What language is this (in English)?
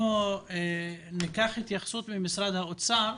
Hebrew